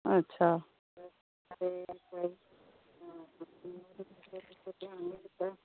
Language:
Dogri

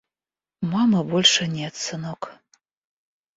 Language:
Russian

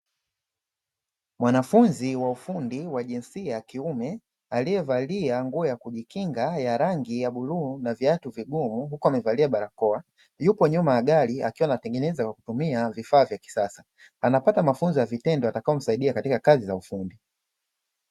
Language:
Swahili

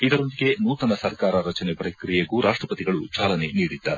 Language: Kannada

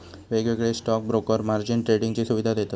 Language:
Marathi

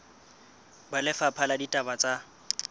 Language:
Southern Sotho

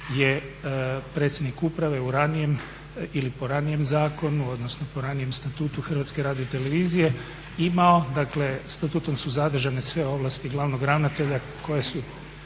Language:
Croatian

